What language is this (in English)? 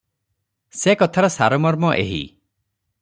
Odia